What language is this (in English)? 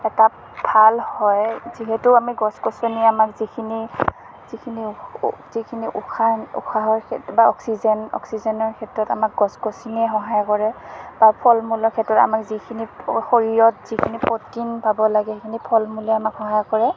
Assamese